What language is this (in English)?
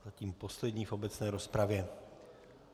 Czech